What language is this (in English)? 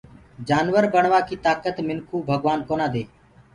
Gurgula